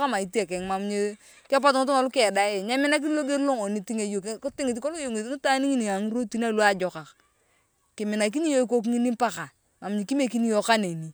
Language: Turkana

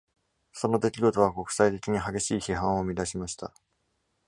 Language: Japanese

